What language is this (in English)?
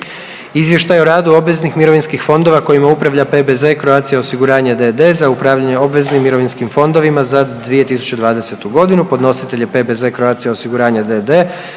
Croatian